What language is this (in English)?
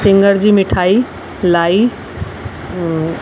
Sindhi